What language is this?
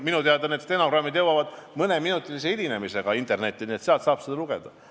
Estonian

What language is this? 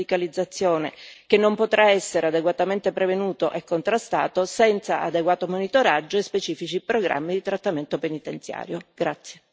Italian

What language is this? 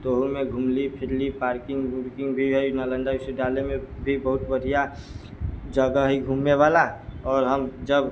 Maithili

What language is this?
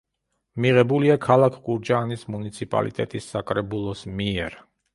Georgian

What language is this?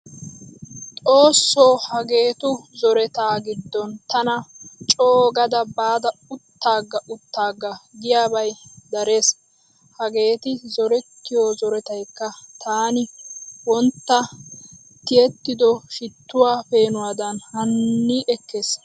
Wolaytta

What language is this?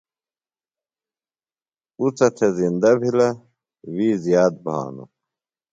Phalura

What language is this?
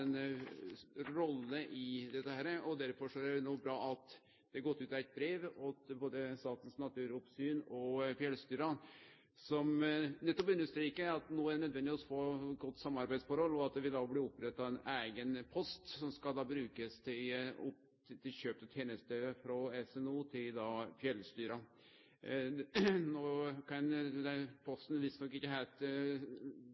Norwegian Nynorsk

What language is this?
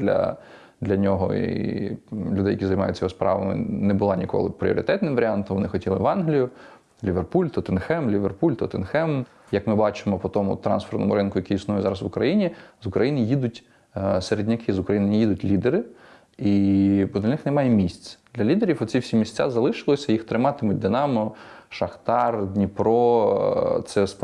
Ukrainian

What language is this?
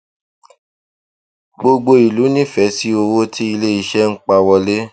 Yoruba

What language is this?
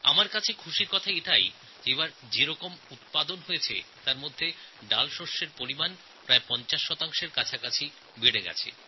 Bangla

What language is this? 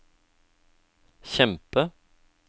Norwegian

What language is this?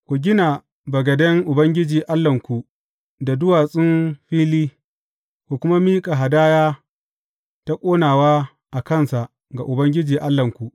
Hausa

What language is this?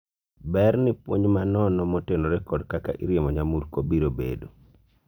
Luo (Kenya and Tanzania)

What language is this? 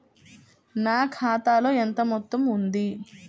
Telugu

